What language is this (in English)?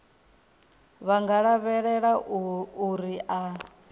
Venda